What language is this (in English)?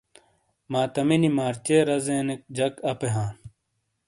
Shina